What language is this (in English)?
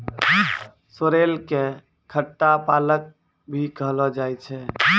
Maithili